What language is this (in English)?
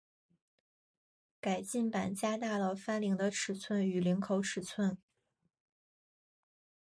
Chinese